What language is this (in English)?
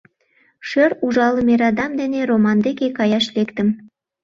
Mari